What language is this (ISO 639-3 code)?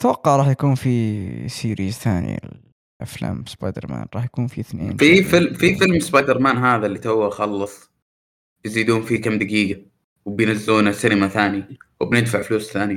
ara